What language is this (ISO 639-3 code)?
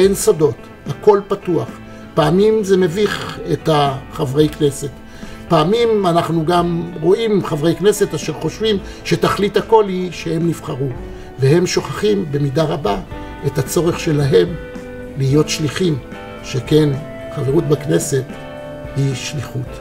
heb